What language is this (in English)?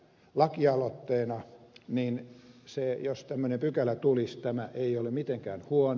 Finnish